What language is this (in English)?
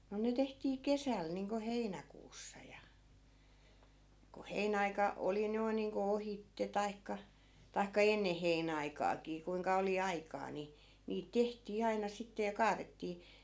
Finnish